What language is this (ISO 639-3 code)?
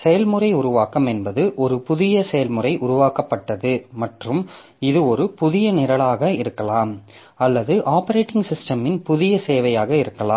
tam